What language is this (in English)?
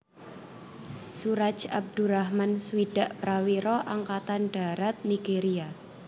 Javanese